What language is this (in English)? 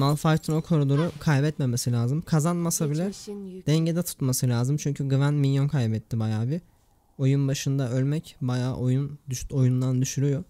Turkish